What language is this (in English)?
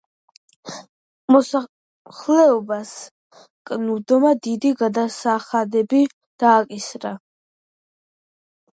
Georgian